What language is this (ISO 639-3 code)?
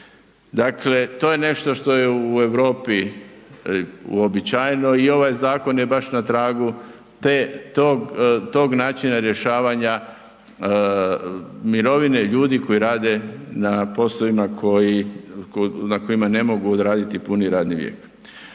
hrv